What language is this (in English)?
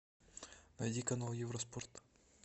Russian